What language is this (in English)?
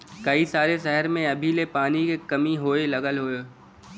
Bhojpuri